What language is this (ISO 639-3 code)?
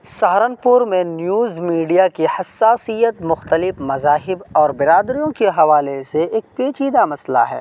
urd